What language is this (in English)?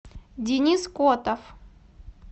Russian